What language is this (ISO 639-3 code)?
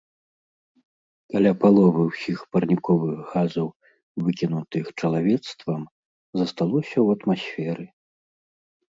bel